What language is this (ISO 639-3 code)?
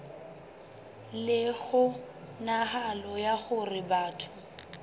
sot